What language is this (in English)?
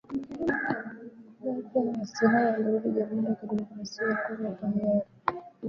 Swahili